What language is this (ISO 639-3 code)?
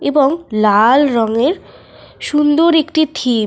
ben